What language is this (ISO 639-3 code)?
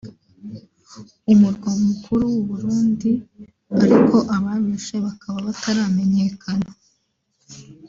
kin